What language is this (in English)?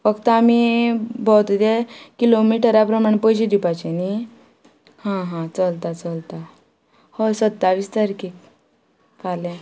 Konkani